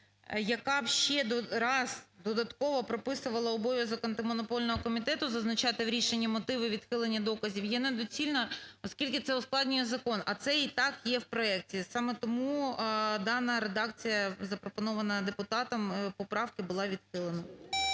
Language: Ukrainian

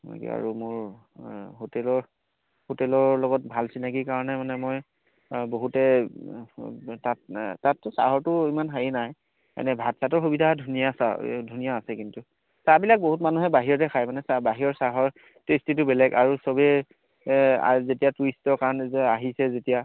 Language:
Assamese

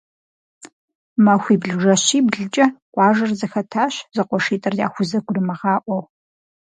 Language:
Kabardian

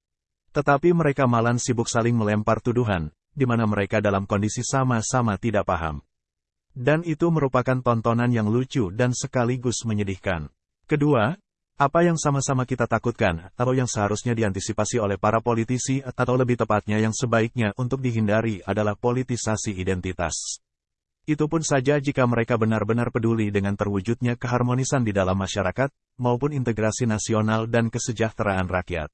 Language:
Indonesian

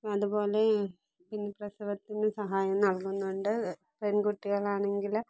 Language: Malayalam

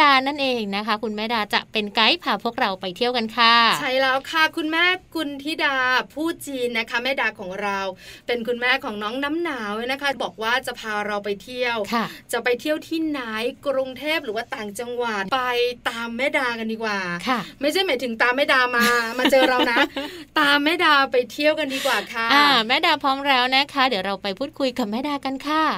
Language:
Thai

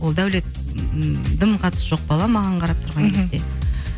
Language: Kazakh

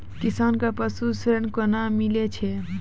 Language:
Maithili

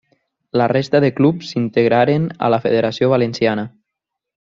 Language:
Catalan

